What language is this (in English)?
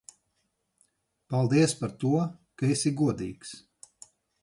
Latvian